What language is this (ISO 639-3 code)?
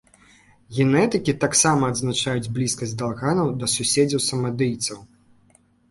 bel